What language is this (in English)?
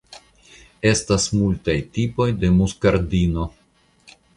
Esperanto